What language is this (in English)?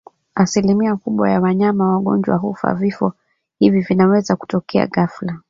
Swahili